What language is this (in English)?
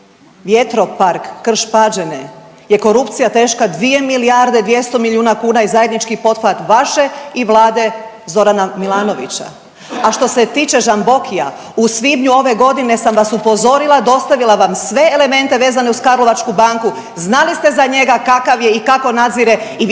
Croatian